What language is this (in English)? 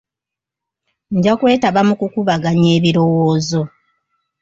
Ganda